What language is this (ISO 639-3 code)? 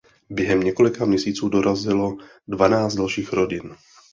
ces